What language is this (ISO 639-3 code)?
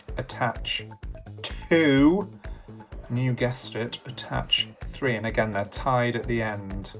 eng